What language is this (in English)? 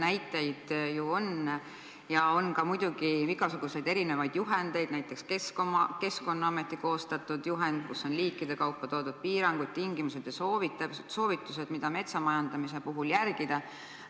Estonian